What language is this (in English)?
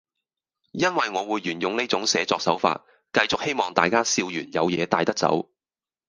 Cantonese